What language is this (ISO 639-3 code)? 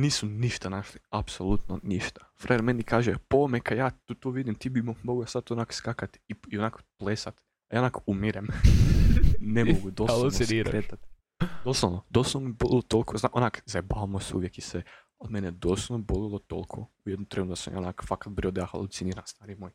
hrv